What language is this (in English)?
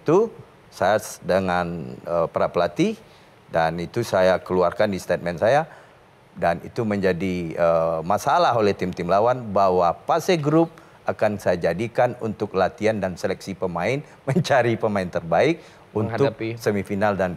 Indonesian